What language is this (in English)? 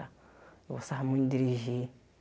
Portuguese